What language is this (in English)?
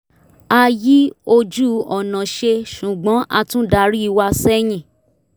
Yoruba